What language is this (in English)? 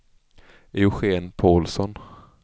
Swedish